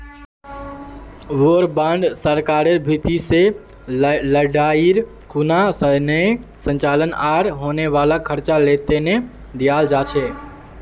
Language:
Magahi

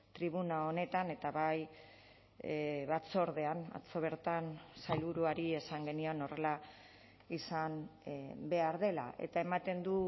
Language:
Basque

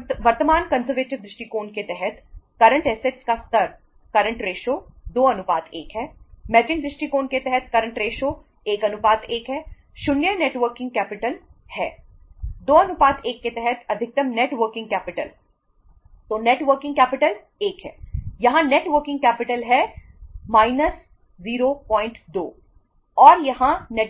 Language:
Hindi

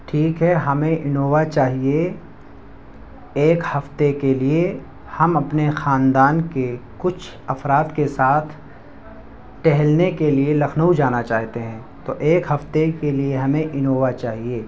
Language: Urdu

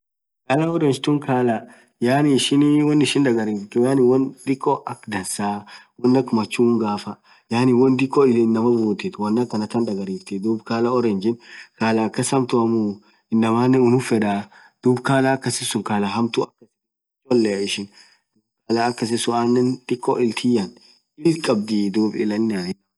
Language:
Orma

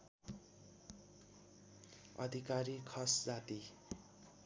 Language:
Nepali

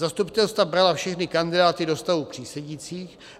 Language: Czech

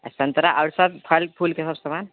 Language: Maithili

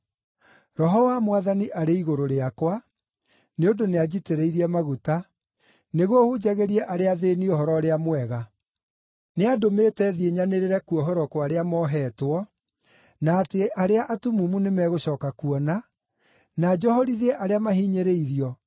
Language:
Kikuyu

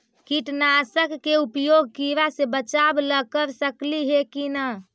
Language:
Magahi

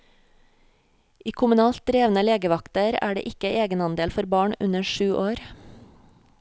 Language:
Norwegian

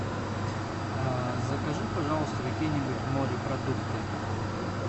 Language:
Russian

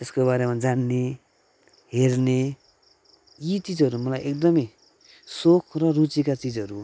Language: Nepali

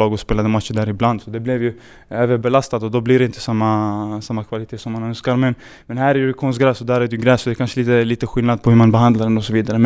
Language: Swedish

